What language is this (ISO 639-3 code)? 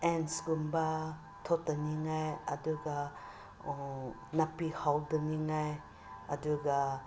mni